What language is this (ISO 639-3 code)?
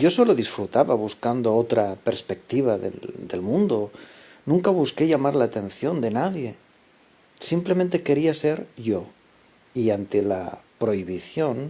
spa